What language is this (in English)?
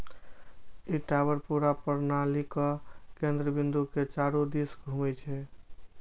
Maithili